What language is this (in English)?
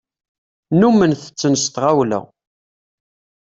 Kabyle